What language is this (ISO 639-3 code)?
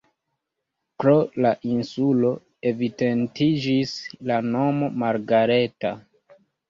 epo